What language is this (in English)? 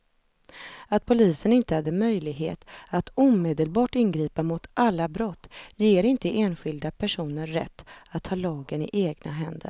Swedish